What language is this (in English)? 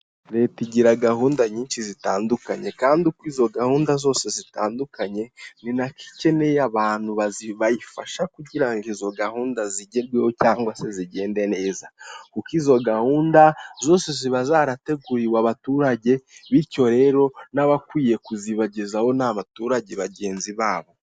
Kinyarwanda